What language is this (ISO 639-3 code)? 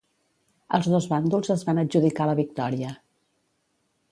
cat